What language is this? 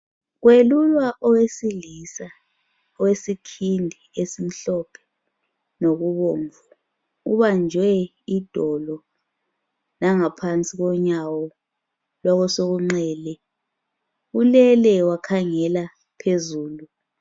North Ndebele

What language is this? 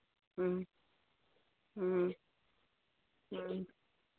Manipuri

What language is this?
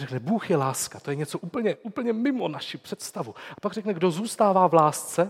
Czech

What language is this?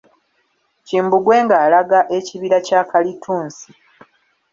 Ganda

